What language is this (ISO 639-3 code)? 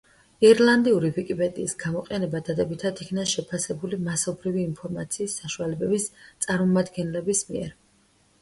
kat